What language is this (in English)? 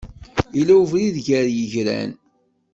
Kabyle